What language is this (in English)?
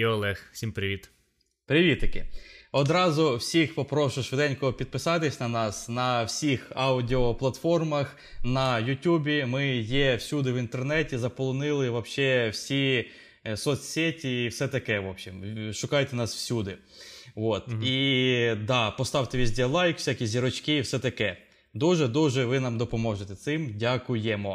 Ukrainian